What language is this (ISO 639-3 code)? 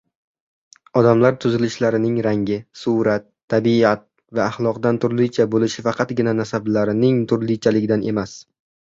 uzb